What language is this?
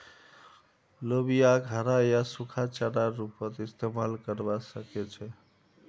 Magahi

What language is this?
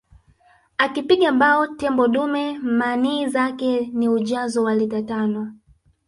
Swahili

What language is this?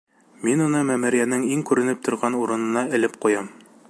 Bashkir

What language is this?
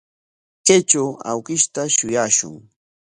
Corongo Ancash Quechua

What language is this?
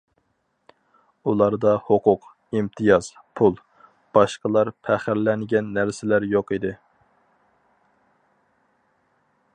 Uyghur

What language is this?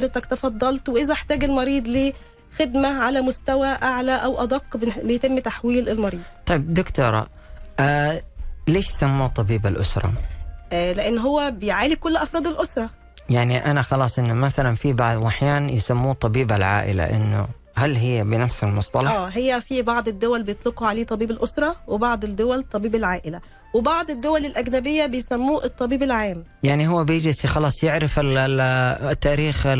Arabic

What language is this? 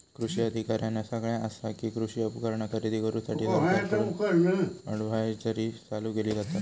Marathi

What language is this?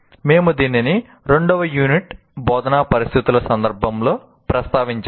Telugu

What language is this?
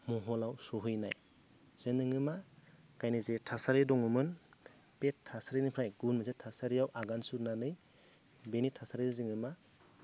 Bodo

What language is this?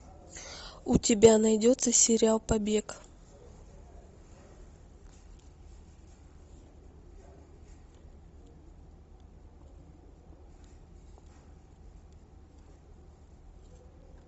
Russian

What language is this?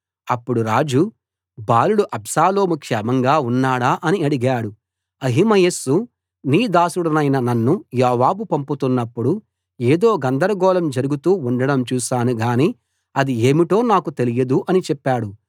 Telugu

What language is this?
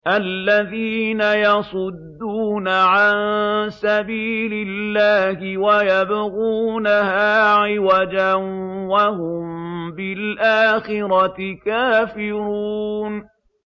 Arabic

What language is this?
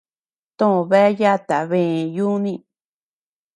Tepeuxila Cuicatec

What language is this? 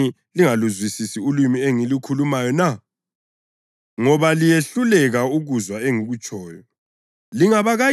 North Ndebele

